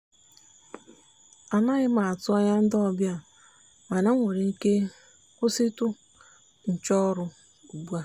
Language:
Igbo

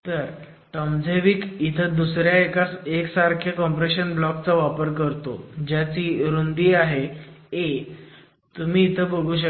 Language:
Marathi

